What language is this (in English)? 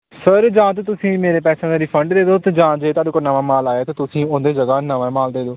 Punjabi